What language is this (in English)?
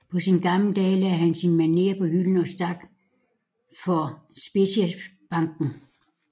Danish